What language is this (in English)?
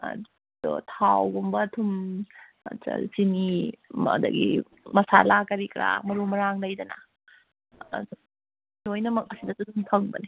Manipuri